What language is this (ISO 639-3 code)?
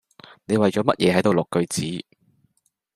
yue